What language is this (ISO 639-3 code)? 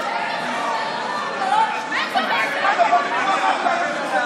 heb